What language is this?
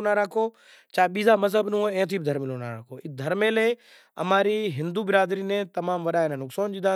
Kachi Koli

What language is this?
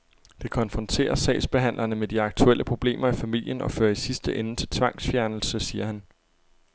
Danish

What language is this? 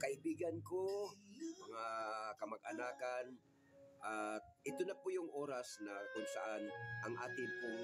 Filipino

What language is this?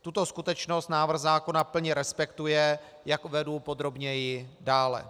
Czech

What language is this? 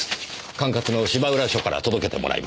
Japanese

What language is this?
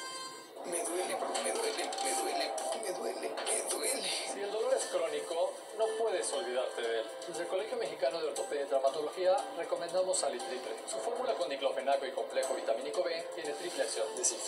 Spanish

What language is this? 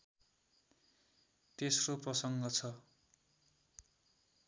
Nepali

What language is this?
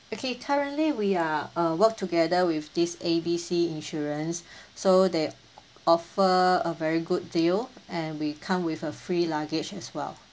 English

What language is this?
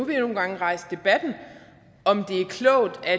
Danish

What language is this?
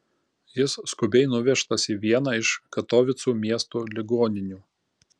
Lithuanian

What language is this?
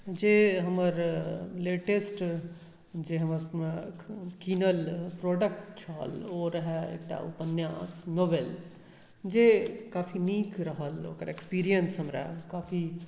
Maithili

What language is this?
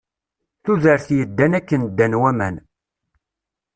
Kabyle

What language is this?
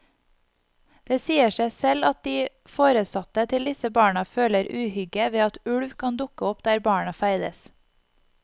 Norwegian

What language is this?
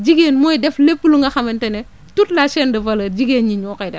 Wolof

